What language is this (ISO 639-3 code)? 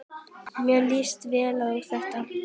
isl